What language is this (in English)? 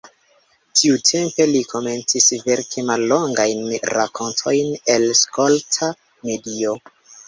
Esperanto